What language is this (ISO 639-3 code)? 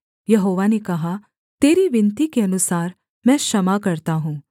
hin